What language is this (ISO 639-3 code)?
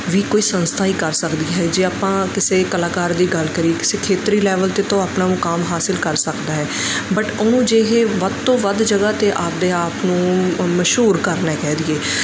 pan